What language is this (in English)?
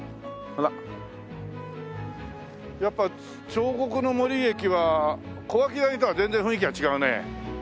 Japanese